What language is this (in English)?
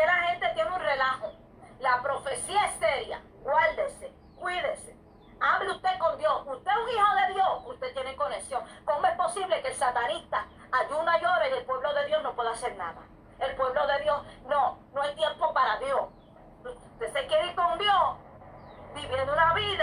Spanish